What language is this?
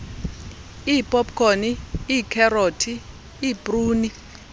Xhosa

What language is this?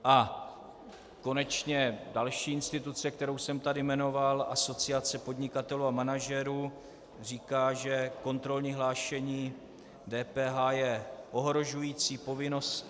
Czech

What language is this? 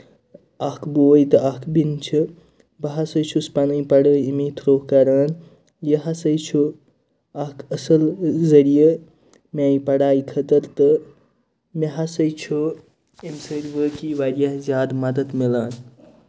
Kashmiri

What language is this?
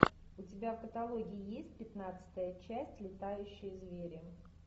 Russian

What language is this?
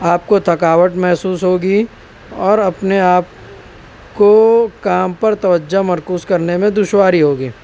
Urdu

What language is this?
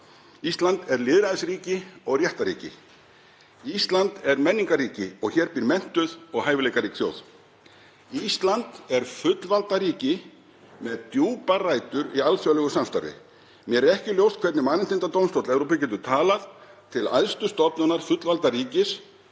Icelandic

